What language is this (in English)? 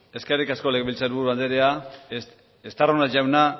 Basque